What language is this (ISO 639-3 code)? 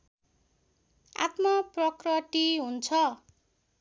nep